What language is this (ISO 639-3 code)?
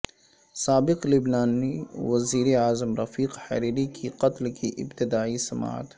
urd